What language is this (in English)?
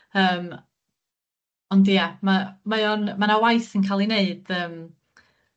Welsh